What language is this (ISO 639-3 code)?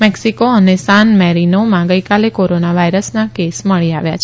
guj